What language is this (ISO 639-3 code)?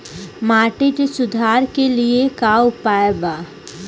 bho